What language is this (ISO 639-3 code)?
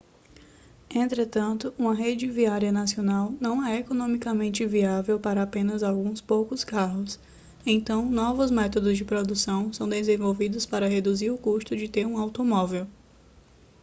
por